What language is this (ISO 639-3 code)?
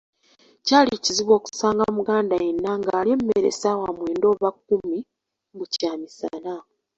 lug